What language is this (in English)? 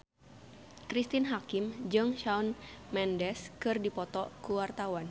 Sundanese